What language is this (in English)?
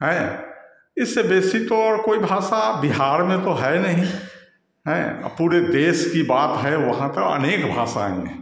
Hindi